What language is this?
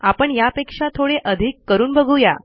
Marathi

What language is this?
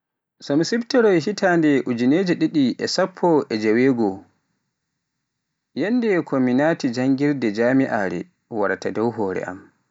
Pular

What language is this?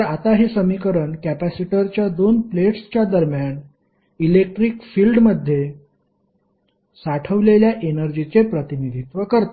Marathi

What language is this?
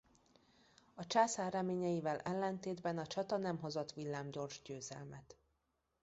Hungarian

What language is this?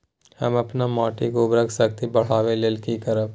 Maithili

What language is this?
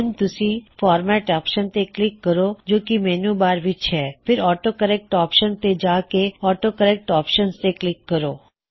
Punjabi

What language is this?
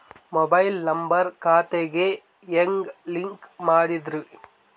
Kannada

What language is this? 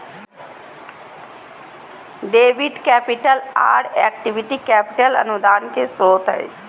Magahi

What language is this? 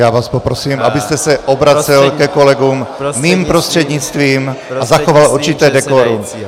Czech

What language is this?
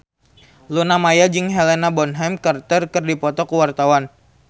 Sundanese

